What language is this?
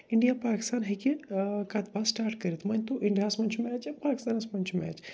Kashmiri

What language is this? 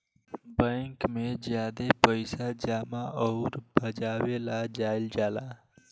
Bhojpuri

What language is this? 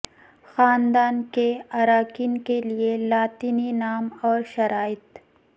Urdu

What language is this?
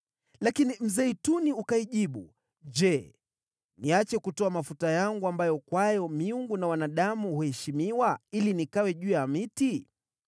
Swahili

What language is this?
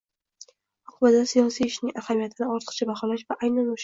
Uzbek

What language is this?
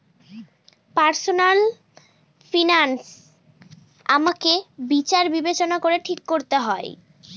Bangla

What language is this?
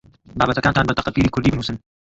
Central Kurdish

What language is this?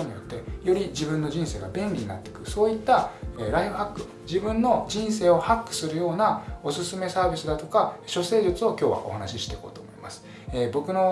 Japanese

